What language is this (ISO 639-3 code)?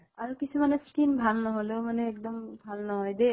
asm